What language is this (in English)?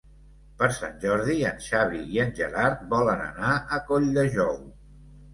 Catalan